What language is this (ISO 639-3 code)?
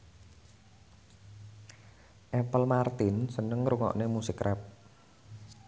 jav